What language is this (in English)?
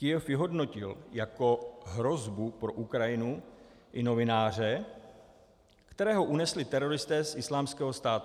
Czech